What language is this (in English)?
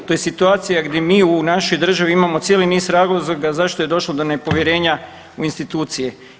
Croatian